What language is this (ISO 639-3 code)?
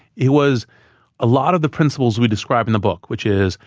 eng